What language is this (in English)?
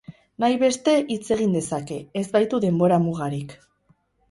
Basque